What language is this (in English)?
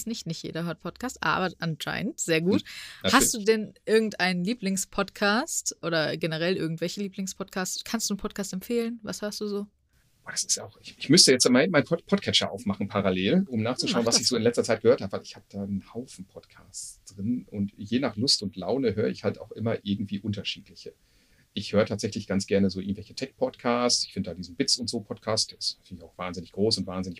German